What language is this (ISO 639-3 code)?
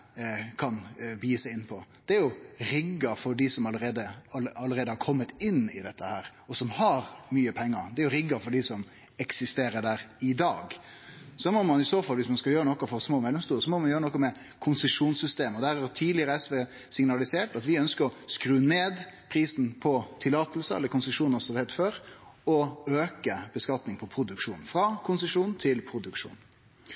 nno